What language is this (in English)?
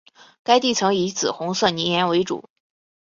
Chinese